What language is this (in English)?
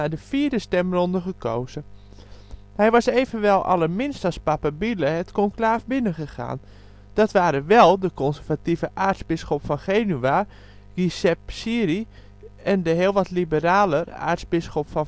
Dutch